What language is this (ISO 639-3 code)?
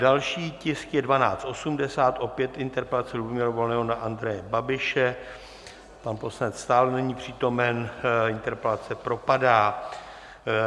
ces